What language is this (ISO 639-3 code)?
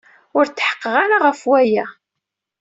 kab